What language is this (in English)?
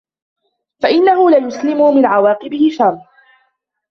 Arabic